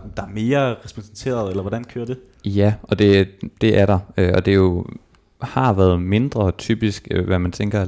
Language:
Danish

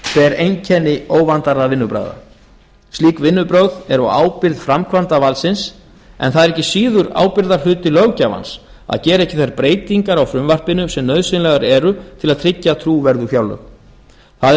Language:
Icelandic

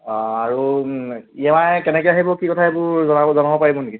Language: Assamese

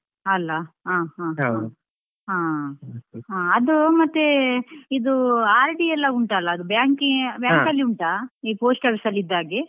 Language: Kannada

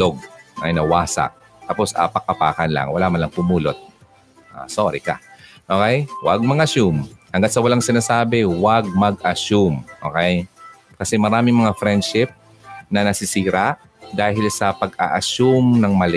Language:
Filipino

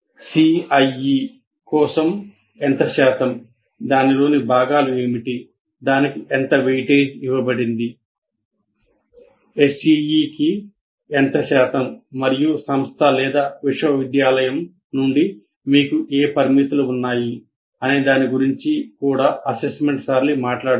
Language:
Telugu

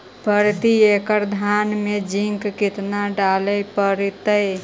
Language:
Magahi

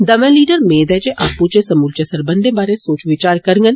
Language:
Dogri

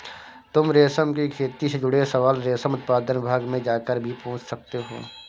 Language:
Hindi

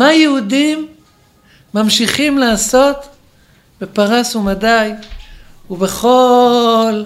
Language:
Hebrew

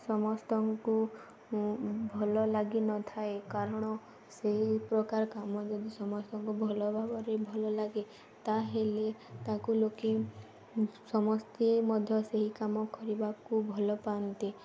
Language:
Odia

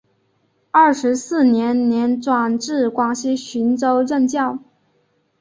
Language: Chinese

